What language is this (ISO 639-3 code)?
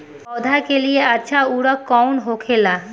bho